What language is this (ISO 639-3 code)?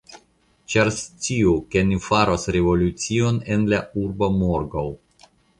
epo